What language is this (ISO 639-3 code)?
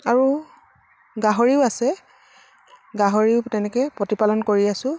asm